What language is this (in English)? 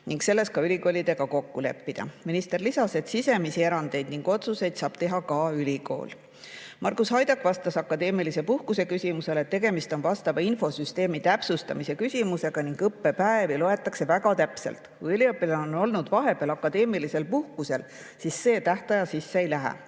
Estonian